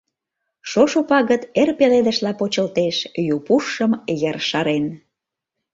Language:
Mari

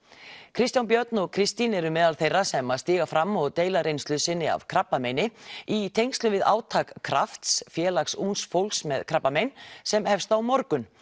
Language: Icelandic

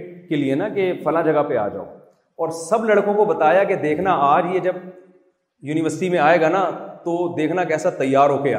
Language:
Urdu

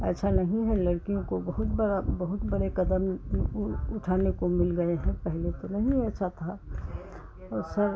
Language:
Hindi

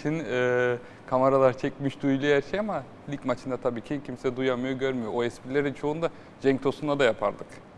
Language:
Turkish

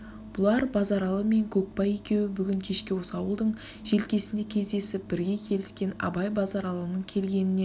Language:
Kazakh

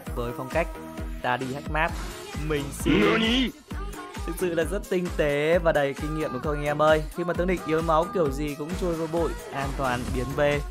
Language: Vietnamese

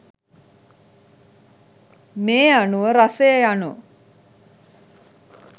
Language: Sinhala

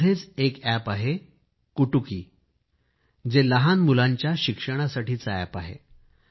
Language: Marathi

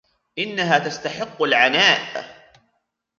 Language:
Arabic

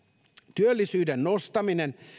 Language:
Finnish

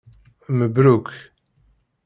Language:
Kabyle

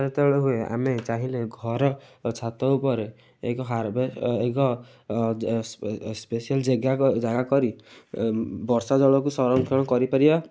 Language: Odia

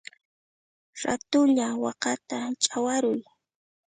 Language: Puno Quechua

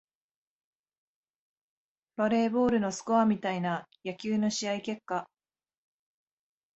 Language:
Japanese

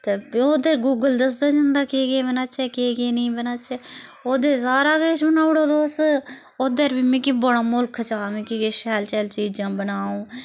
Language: Dogri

